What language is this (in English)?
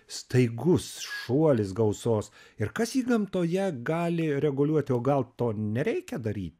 Lithuanian